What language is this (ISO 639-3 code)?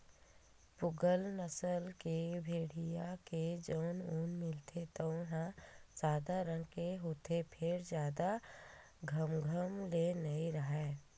hne